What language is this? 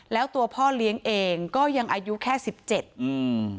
Thai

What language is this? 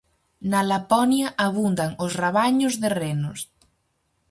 Galician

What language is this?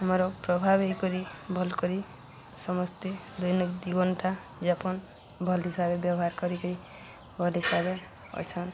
Odia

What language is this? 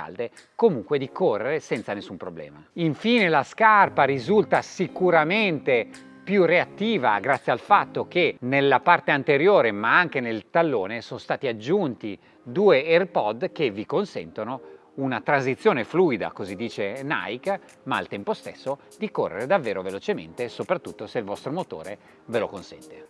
Italian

